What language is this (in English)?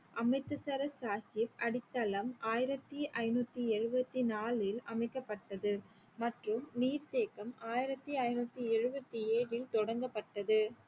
Tamil